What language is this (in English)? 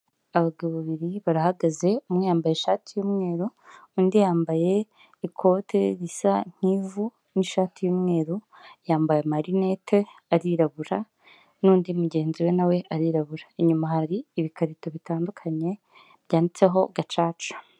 Kinyarwanda